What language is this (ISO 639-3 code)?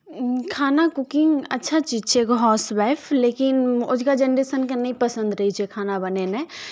mai